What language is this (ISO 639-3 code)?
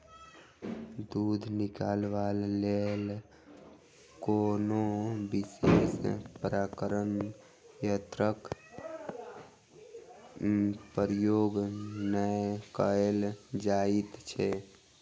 mai